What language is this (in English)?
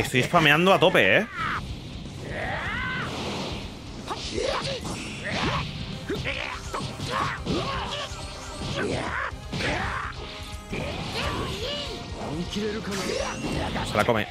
Spanish